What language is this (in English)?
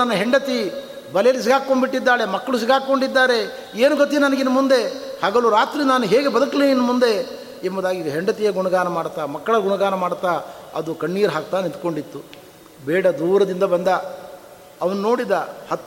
Kannada